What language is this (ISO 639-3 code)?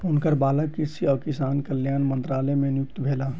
mai